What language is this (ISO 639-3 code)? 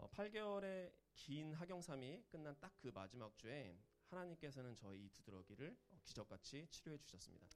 kor